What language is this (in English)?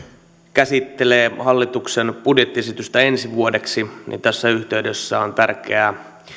Finnish